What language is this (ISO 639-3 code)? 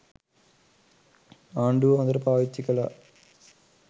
sin